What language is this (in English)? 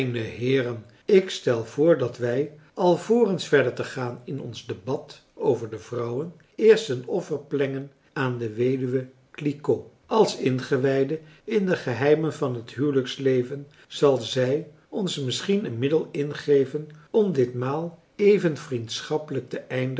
Dutch